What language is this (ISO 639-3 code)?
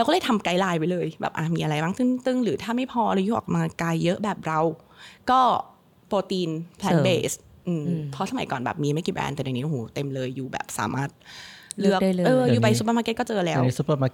tha